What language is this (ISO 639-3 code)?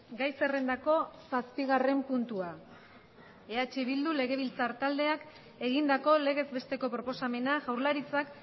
eus